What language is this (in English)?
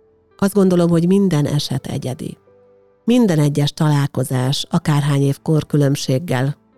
Hungarian